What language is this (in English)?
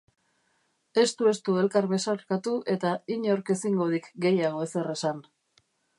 Basque